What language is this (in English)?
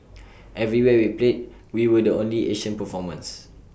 English